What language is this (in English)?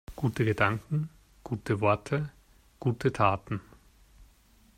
German